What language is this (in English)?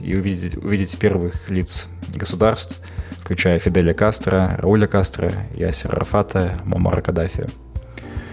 Kazakh